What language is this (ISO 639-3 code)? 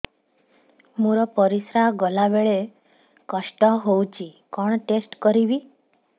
ori